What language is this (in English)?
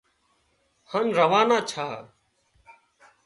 Wadiyara Koli